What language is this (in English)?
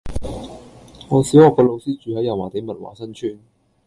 Cantonese